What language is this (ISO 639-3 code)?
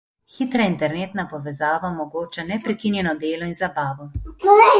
slv